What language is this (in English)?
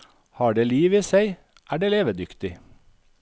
Norwegian